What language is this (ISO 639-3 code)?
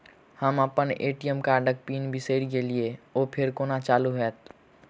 mai